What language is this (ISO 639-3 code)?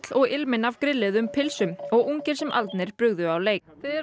isl